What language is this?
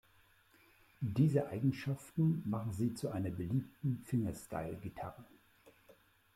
German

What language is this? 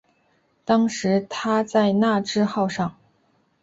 Chinese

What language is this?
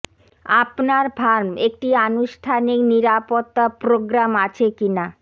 Bangla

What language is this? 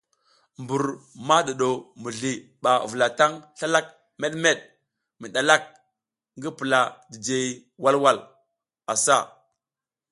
South Giziga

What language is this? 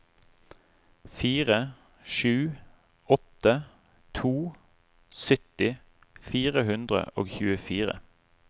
Norwegian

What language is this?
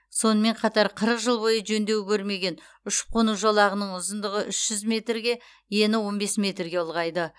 Kazakh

